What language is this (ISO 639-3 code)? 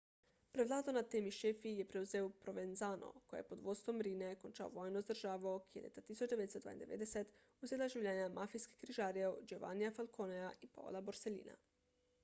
slv